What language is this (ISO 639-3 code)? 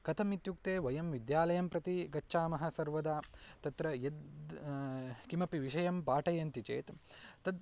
san